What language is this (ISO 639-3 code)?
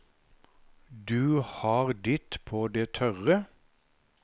nor